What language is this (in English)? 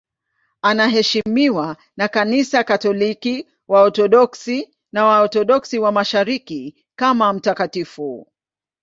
Swahili